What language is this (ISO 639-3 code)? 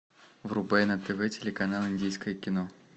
rus